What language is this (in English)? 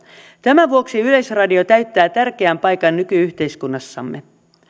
Finnish